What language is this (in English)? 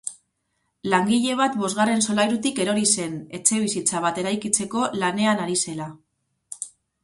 Basque